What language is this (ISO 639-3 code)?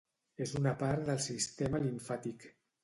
cat